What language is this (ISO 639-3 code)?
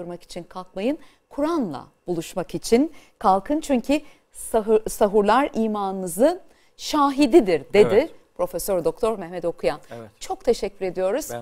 tur